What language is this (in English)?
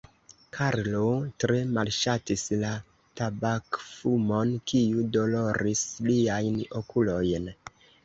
Esperanto